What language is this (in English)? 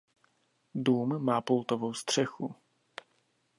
Czech